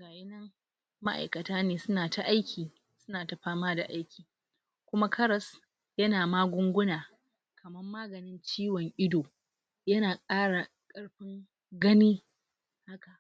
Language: Hausa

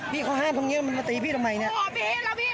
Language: Thai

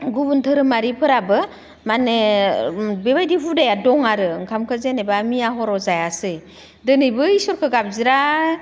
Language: Bodo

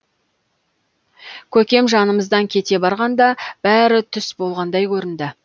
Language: Kazakh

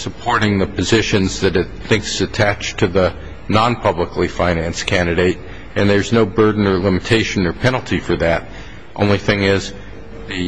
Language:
English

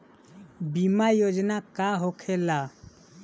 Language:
Bhojpuri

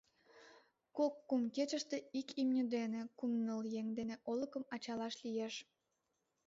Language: Mari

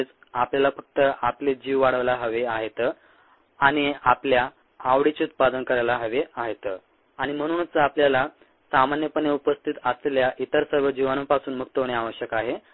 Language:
Marathi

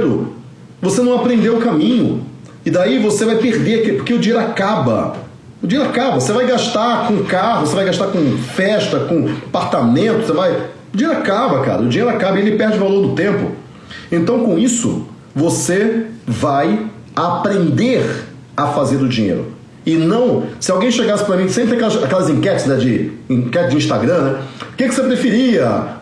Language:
Portuguese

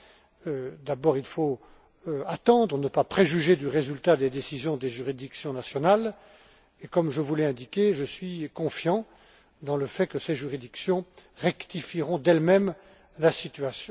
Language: French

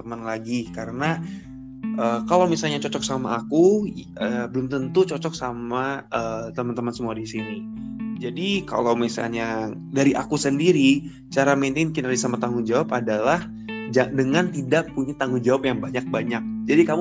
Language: Indonesian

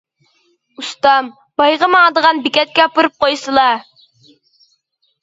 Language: Uyghur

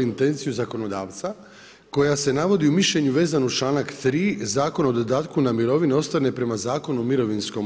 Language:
Croatian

